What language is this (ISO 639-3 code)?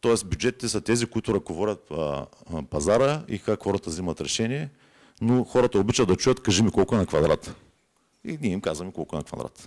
bul